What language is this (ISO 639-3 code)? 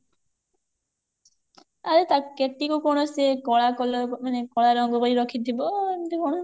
ori